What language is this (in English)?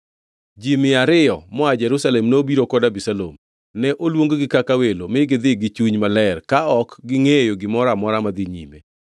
Luo (Kenya and Tanzania)